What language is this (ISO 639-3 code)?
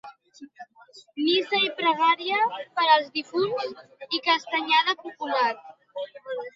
cat